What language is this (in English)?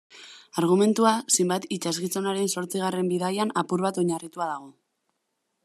Basque